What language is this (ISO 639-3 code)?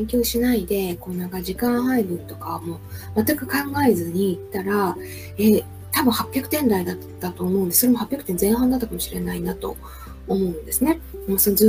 jpn